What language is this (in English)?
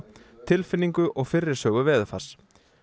Icelandic